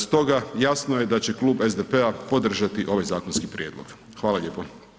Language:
Croatian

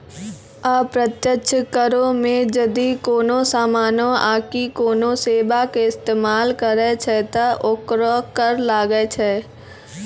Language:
Maithili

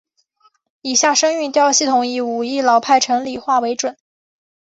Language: Chinese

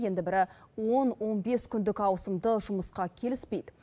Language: Kazakh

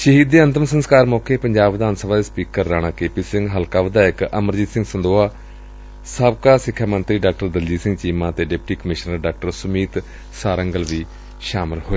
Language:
Punjabi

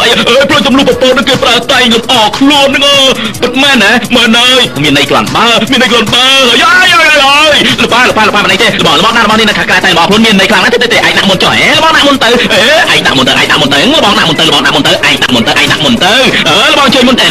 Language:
Thai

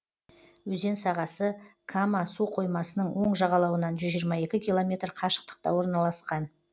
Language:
Kazakh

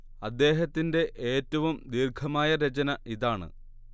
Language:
Malayalam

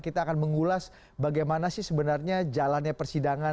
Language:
Indonesian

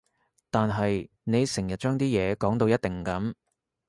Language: Cantonese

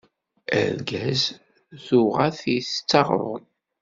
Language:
Kabyle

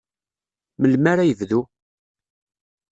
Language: Kabyle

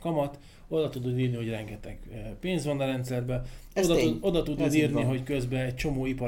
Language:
Hungarian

